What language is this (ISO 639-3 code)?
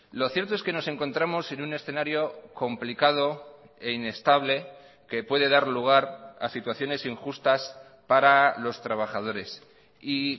spa